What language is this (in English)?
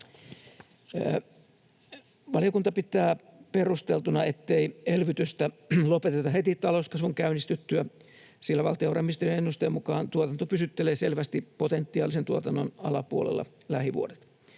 Finnish